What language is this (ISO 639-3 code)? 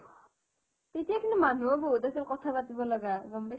asm